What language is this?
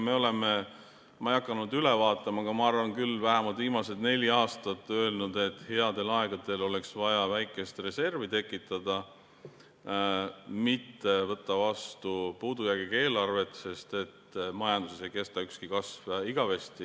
Estonian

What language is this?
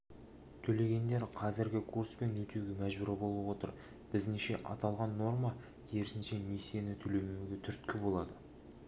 Kazakh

